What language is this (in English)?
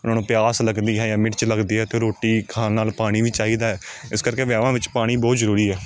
Punjabi